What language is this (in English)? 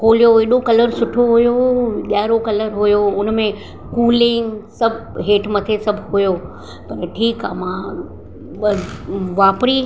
Sindhi